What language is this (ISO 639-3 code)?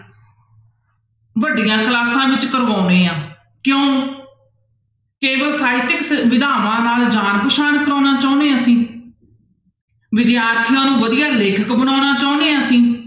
pan